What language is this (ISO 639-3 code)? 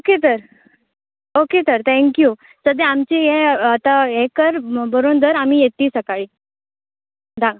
kok